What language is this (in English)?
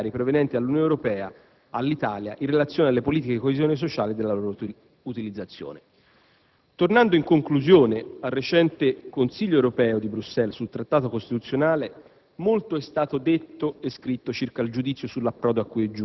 Italian